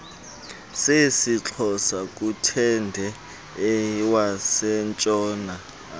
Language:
Xhosa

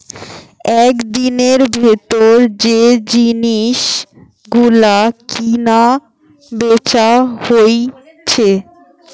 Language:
Bangla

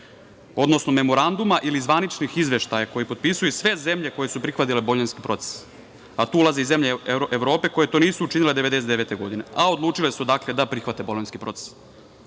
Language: Serbian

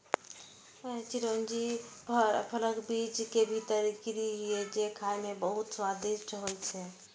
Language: Maithili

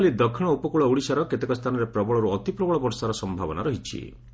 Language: Odia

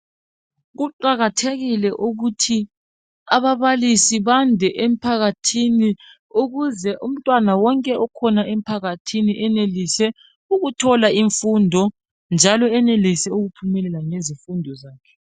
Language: North Ndebele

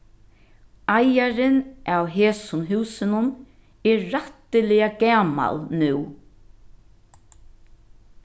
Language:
Faroese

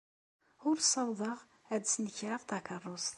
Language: Kabyle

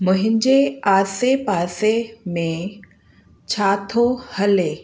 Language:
Sindhi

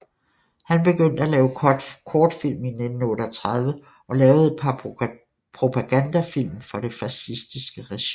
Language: Danish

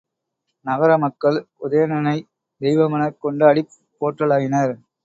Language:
Tamil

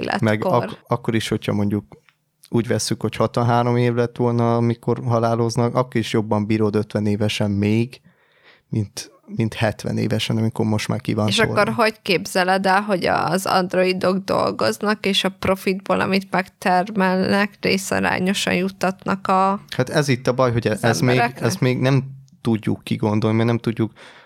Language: Hungarian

